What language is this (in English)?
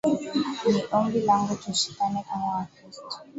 Swahili